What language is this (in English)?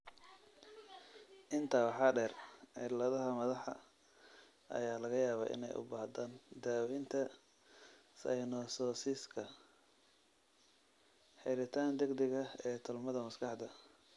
Somali